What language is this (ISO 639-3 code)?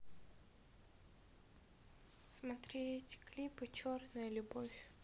rus